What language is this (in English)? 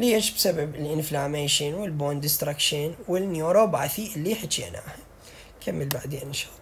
Arabic